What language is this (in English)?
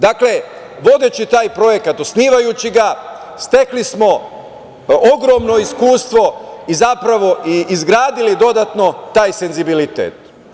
Serbian